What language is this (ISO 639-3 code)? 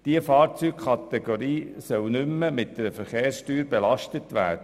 gsw